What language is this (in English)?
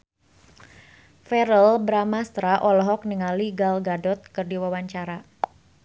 Sundanese